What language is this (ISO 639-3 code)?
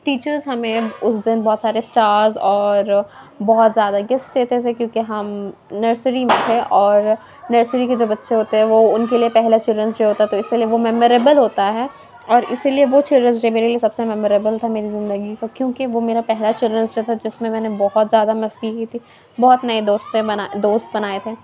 urd